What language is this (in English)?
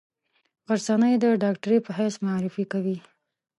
Pashto